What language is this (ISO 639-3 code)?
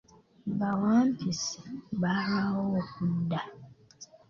lug